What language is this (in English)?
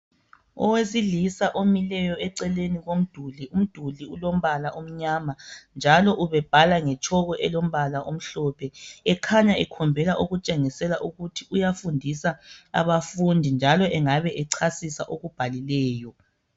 North Ndebele